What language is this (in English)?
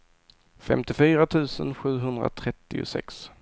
Swedish